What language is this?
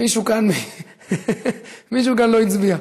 Hebrew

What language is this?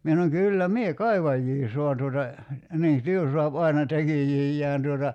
Finnish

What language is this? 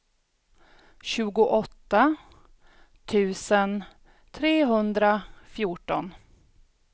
Swedish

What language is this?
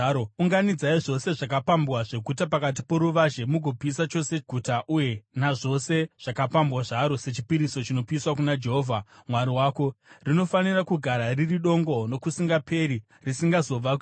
Shona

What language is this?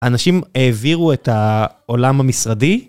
Hebrew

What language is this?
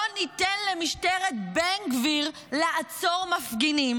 Hebrew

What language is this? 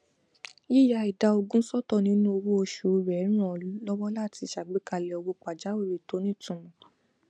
Yoruba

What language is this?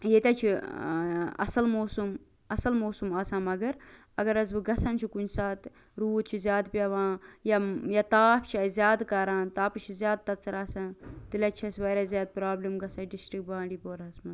Kashmiri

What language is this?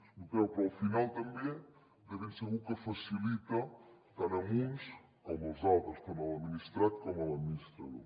Catalan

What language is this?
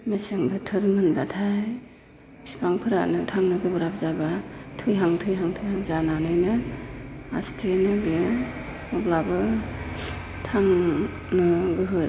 Bodo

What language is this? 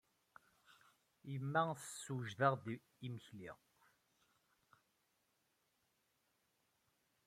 Kabyle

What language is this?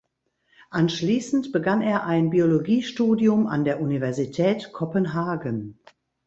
German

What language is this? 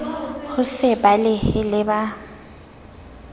Southern Sotho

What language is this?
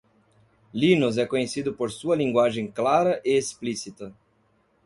Portuguese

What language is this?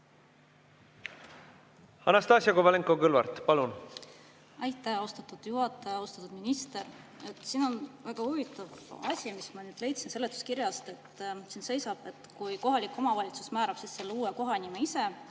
Estonian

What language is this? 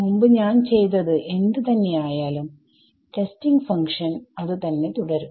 Malayalam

